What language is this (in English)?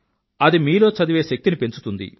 Telugu